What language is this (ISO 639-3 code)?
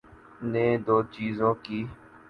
urd